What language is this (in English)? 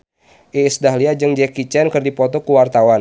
Sundanese